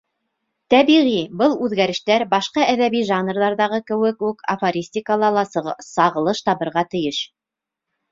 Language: Bashkir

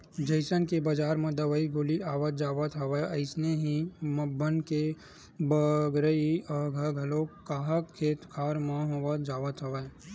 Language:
Chhattisgarhi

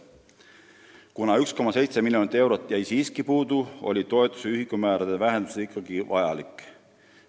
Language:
Estonian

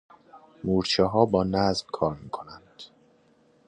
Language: Persian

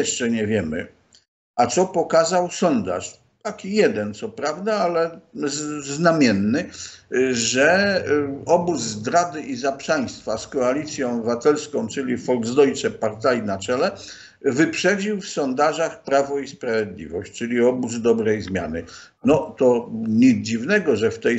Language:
Polish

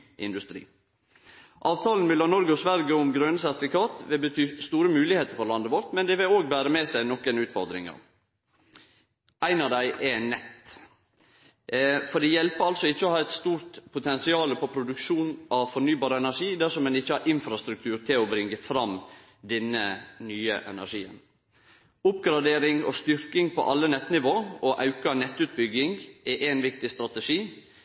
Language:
Norwegian Nynorsk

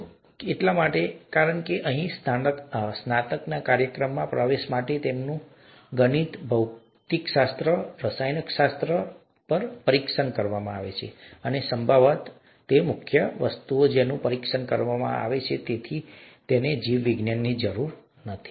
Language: Gujarati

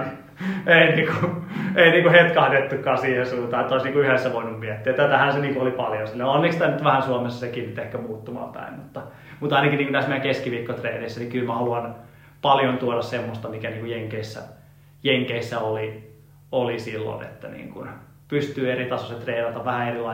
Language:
Finnish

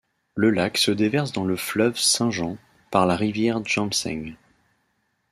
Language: French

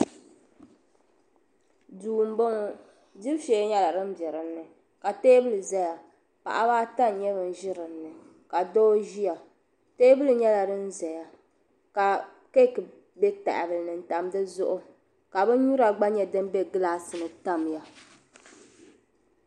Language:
Dagbani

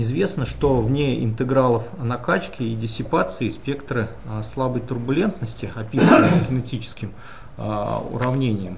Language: Russian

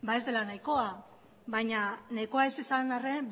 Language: Basque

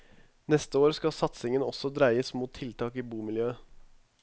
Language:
Norwegian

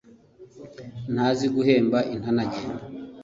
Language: Kinyarwanda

